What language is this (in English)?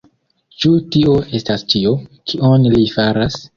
Esperanto